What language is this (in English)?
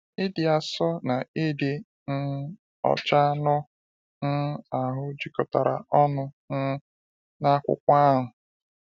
Igbo